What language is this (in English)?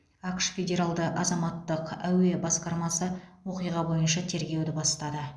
Kazakh